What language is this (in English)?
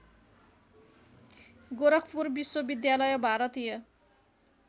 Nepali